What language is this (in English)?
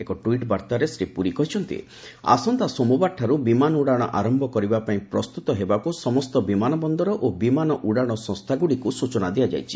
Odia